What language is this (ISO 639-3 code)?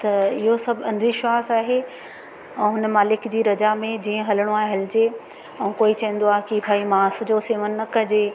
snd